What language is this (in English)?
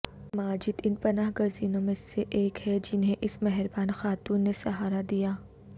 Urdu